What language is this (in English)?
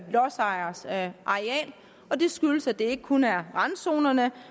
Danish